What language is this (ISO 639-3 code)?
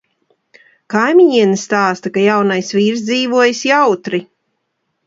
lav